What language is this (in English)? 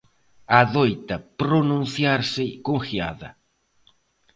Galician